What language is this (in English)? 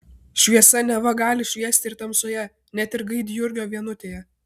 Lithuanian